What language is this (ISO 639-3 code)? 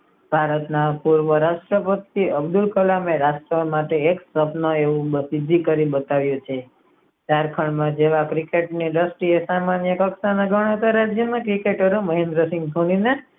guj